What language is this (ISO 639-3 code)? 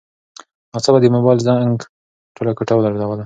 pus